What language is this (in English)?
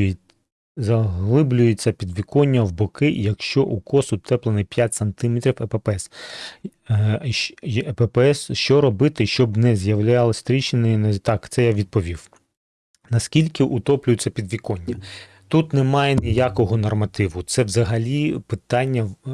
Ukrainian